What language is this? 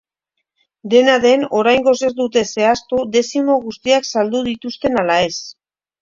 Basque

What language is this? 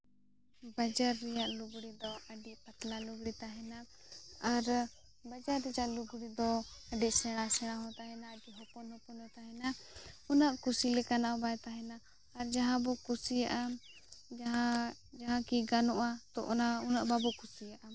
Santali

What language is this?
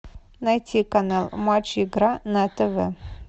Russian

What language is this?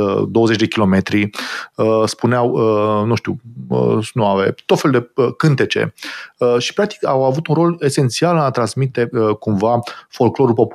Romanian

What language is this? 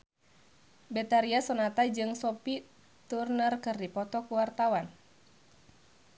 Sundanese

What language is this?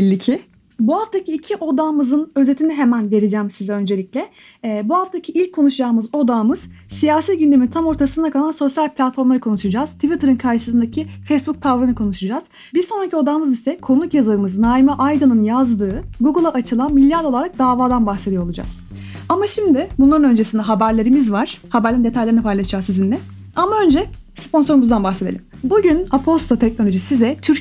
Turkish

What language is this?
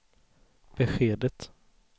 Swedish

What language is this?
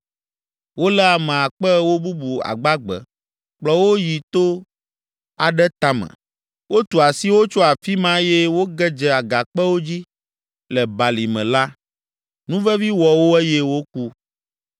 Ewe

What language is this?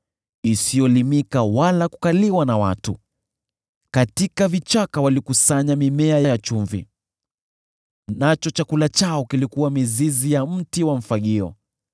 Swahili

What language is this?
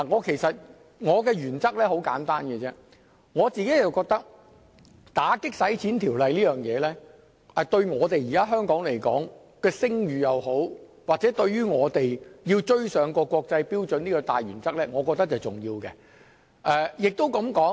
Cantonese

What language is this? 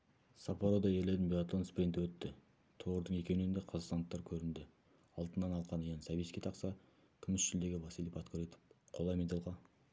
Kazakh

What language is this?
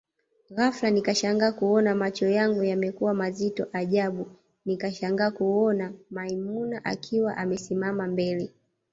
Swahili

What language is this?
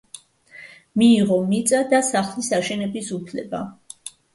Georgian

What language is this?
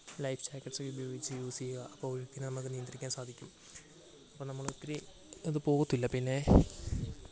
Malayalam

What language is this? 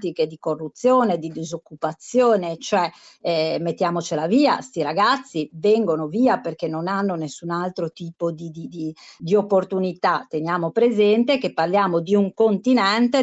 Italian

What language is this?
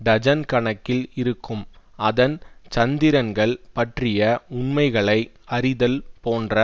Tamil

